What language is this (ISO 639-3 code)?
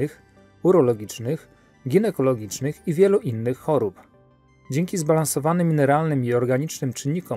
pol